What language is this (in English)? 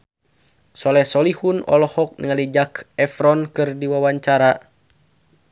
Sundanese